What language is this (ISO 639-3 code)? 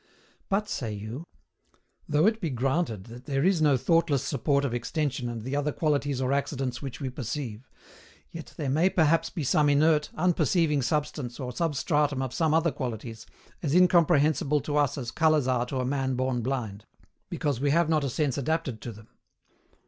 eng